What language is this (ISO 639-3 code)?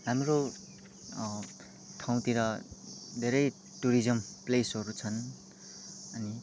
nep